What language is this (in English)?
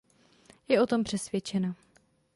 Czech